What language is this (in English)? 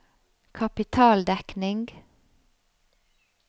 Norwegian